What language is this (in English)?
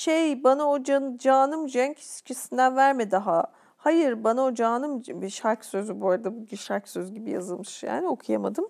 Turkish